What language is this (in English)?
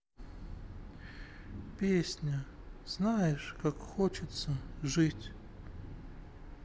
Russian